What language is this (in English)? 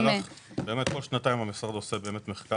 Hebrew